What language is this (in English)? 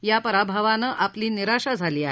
Marathi